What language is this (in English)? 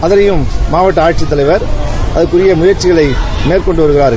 Tamil